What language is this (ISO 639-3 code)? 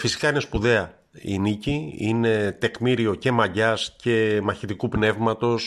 ell